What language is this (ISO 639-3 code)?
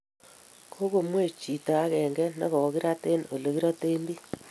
kln